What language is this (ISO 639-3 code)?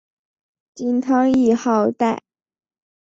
zho